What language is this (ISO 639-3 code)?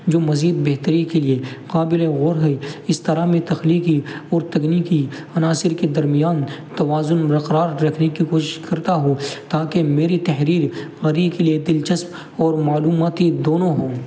urd